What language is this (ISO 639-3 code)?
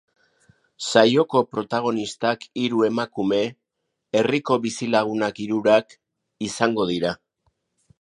eus